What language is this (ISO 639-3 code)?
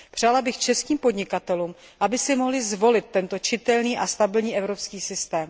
ces